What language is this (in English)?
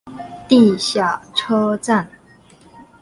Chinese